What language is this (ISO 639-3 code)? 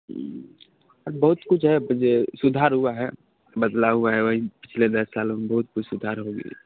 mai